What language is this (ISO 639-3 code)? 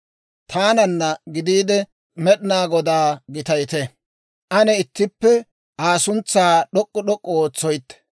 dwr